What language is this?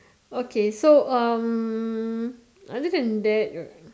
English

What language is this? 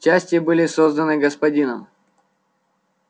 Russian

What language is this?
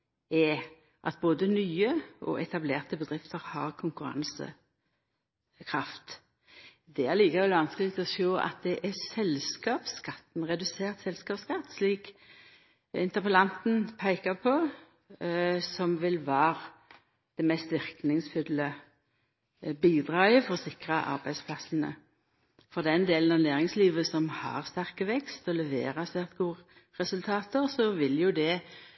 Norwegian Nynorsk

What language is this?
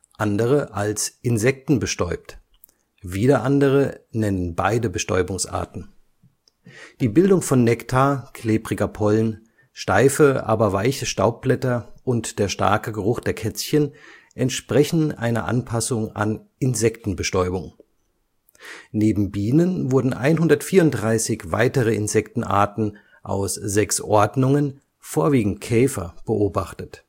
German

